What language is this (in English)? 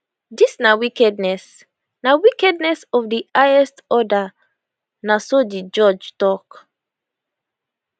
Nigerian Pidgin